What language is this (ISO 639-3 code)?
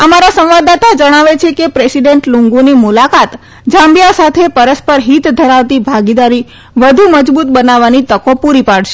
guj